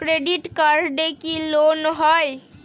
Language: Bangla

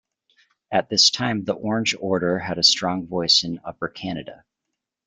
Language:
English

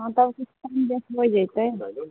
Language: Maithili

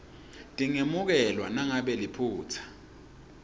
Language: Swati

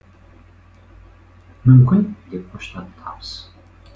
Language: Kazakh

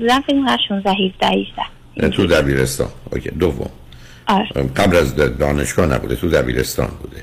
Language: Persian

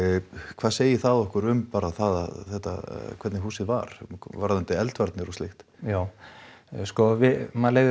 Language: Icelandic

